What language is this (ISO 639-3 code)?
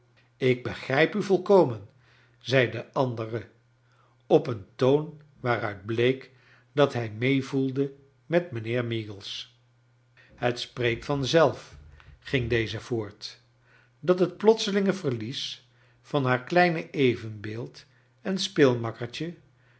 nld